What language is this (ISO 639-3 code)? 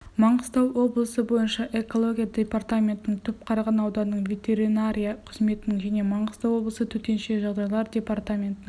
kaz